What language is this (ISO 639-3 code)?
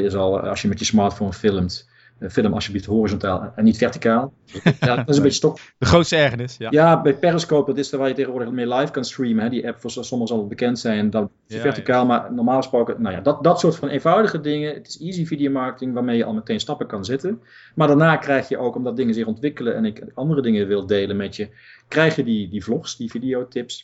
nld